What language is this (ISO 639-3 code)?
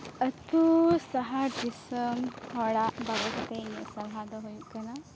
sat